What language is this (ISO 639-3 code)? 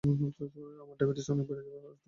ben